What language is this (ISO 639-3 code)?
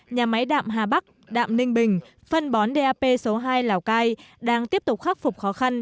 vie